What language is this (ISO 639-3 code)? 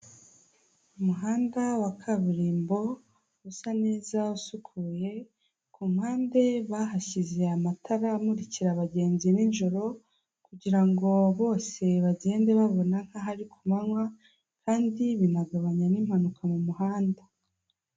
kin